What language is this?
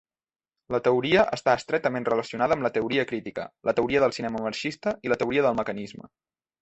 Catalan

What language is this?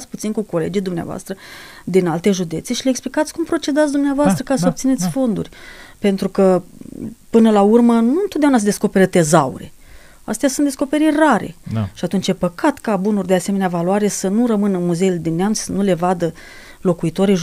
Romanian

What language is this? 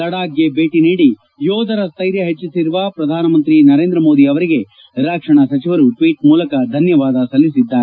Kannada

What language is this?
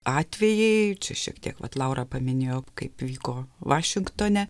Lithuanian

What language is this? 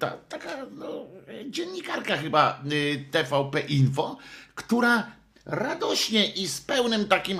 Polish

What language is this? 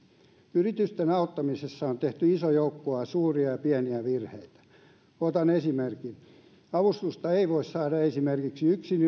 Finnish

